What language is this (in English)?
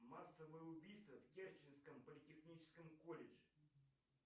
Russian